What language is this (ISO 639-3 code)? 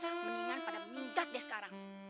ind